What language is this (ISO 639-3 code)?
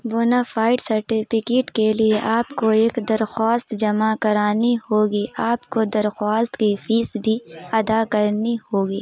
urd